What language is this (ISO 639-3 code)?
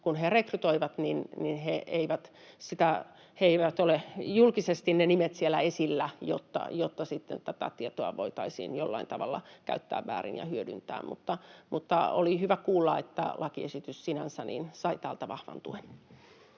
fin